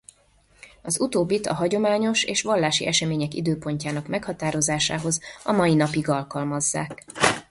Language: Hungarian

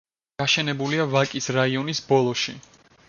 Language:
Georgian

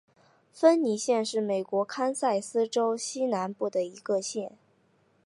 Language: Chinese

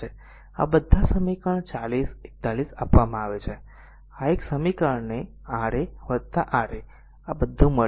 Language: Gujarati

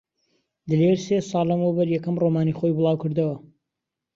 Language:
Central Kurdish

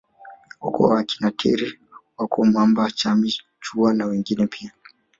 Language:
Swahili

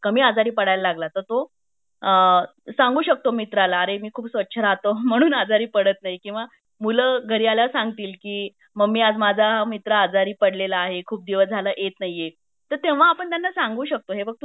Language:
Marathi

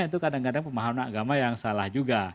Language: Indonesian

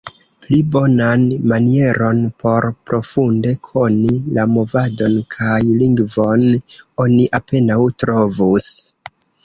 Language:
Esperanto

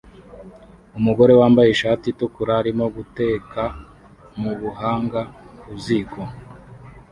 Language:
Kinyarwanda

